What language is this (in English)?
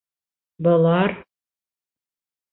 Bashkir